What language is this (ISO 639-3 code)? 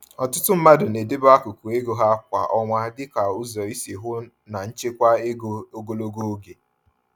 ibo